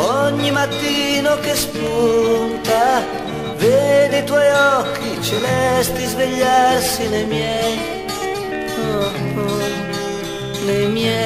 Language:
Italian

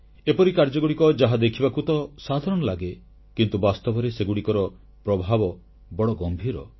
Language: Odia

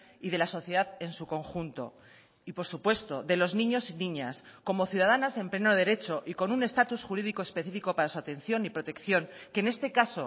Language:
Spanish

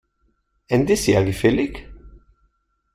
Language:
German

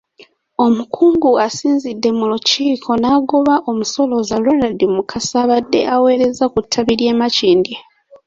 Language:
Ganda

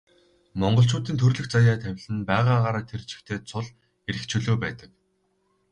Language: Mongolian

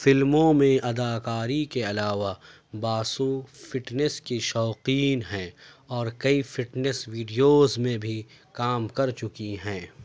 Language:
Urdu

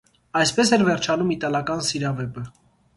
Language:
Armenian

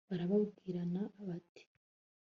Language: Kinyarwanda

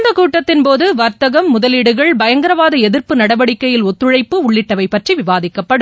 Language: Tamil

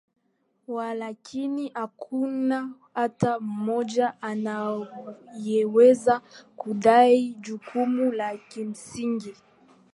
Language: Swahili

